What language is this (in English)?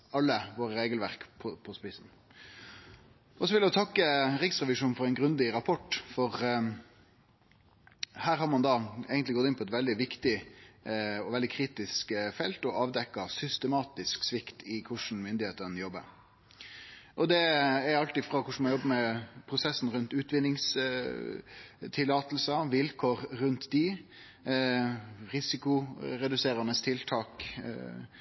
Norwegian Nynorsk